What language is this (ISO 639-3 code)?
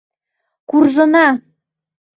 chm